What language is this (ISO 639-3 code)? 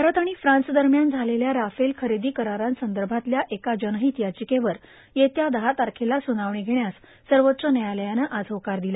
mar